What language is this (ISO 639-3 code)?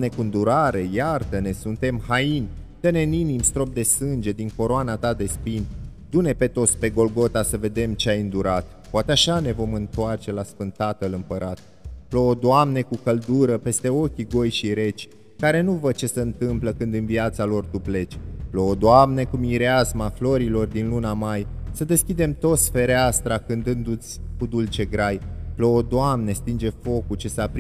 ron